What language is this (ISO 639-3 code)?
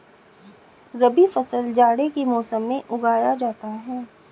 hin